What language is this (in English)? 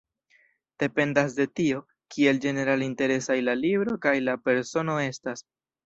Esperanto